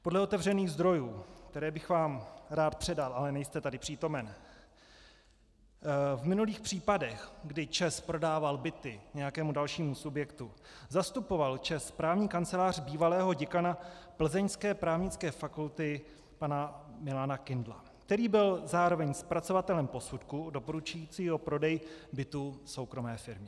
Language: Czech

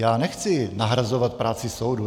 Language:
Czech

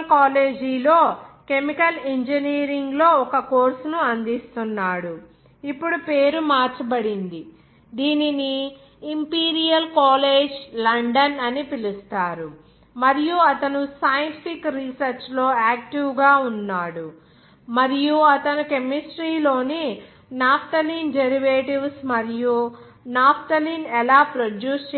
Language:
Telugu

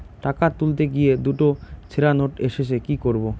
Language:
Bangla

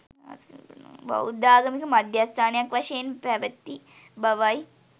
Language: Sinhala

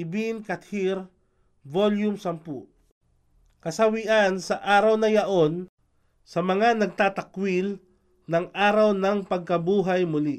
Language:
Filipino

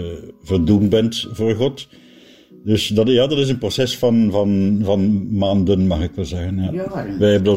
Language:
Dutch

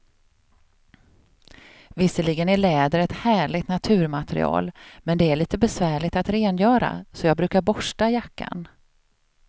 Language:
Swedish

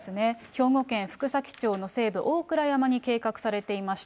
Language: Japanese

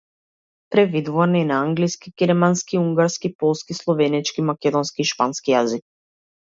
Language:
Macedonian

